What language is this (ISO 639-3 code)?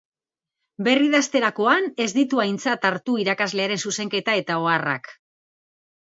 eus